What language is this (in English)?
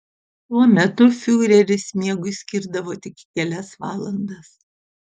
Lithuanian